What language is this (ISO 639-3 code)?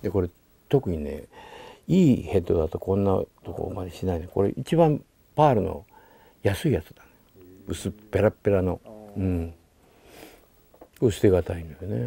jpn